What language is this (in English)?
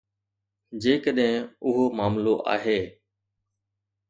Sindhi